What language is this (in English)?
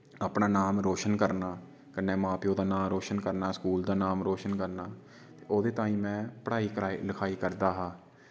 Dogri